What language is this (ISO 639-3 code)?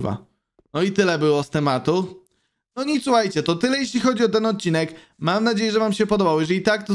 pol